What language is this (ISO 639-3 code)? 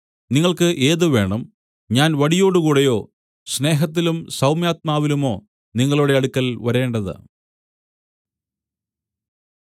mal